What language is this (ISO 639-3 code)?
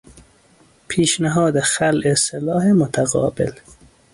fas